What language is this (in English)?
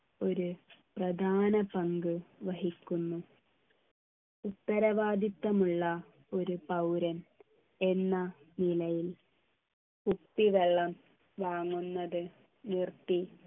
Malayalam